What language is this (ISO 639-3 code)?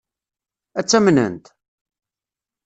kab